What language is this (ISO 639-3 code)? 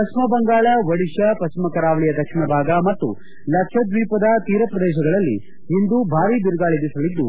kan